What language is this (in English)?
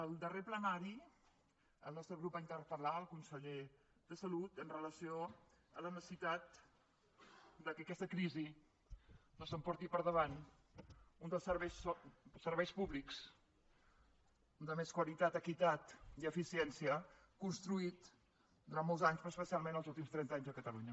Catalan